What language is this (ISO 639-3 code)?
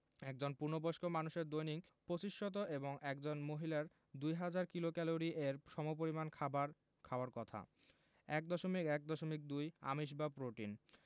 ben